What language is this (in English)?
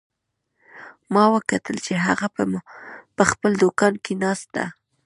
Pashto